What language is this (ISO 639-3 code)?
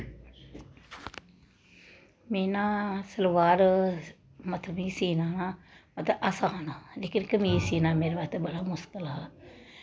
doi